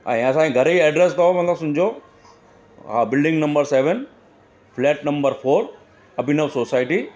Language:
Sindhi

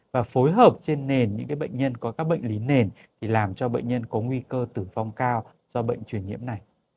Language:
Vietnamese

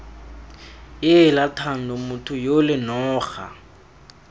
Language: Tswana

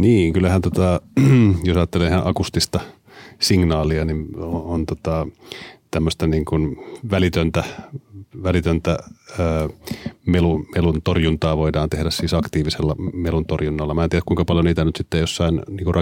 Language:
Finnish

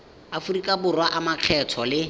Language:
Tswana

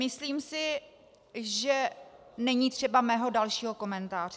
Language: Czech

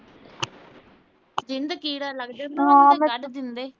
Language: Punjabi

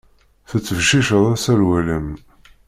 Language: Kabyle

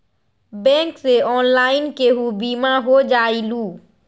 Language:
Magahi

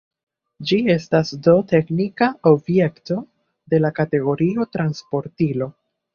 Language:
Esperanto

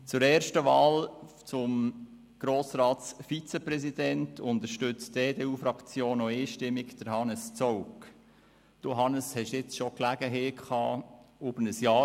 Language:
Swiss German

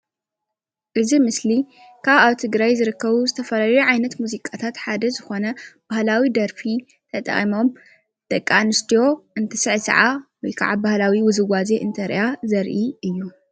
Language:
Tigrinya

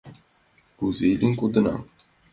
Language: Mari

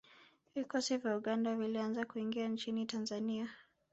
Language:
Swahili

